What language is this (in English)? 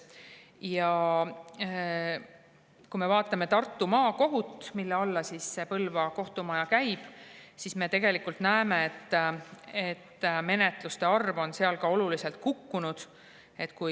Estonian